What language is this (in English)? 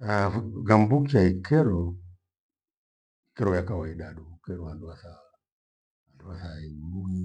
Gweno